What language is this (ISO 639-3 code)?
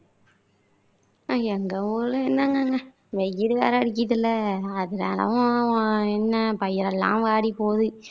tam